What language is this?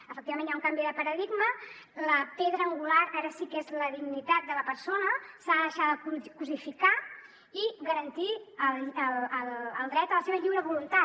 Catalan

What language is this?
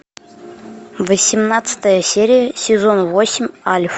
Russian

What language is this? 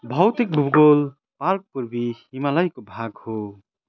Nepali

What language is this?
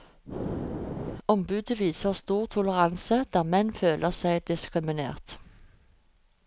Norwegian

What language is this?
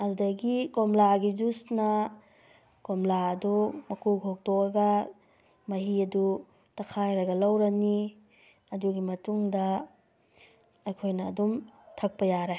Manipuri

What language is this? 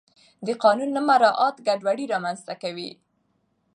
Pashto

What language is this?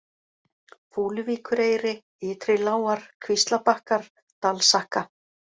Icelandic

